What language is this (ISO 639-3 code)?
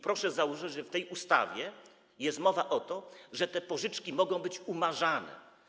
pol